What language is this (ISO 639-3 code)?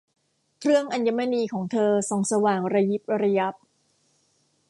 tha